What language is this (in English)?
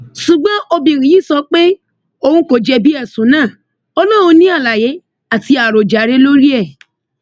Yoruba